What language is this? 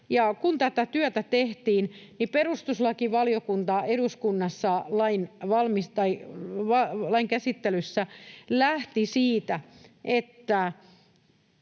Finnish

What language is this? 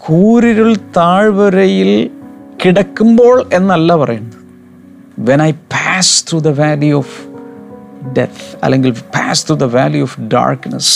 Malayalam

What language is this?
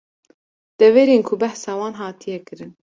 Kurdish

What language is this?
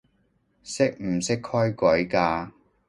Cantonese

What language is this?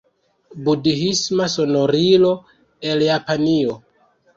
Esperanto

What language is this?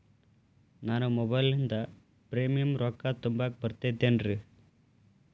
Kannada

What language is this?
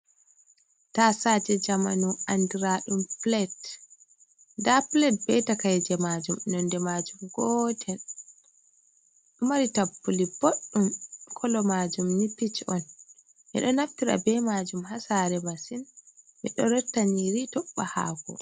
Fula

